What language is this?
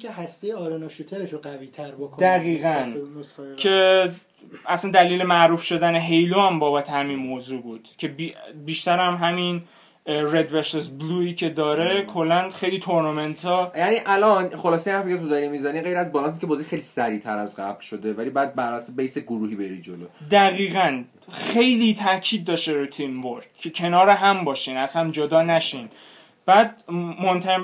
Persian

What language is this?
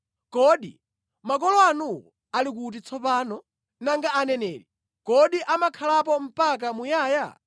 Nyanja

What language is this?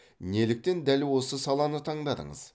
Kazakh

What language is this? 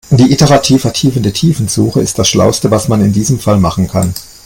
German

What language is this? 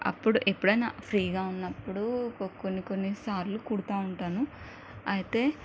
Telugu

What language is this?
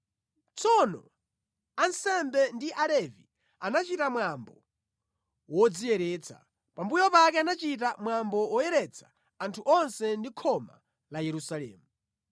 Nyanja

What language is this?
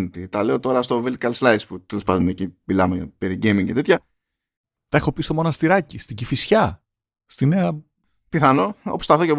Greek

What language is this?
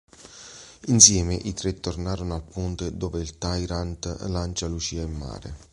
Italian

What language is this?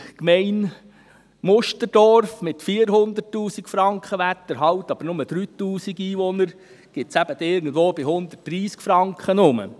Swiss German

